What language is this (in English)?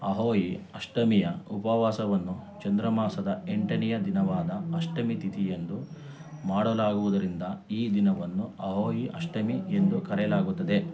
Kannada